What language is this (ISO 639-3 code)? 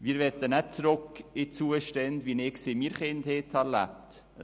gsw